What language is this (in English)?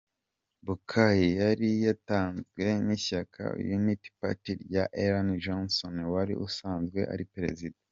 Kinyarwanda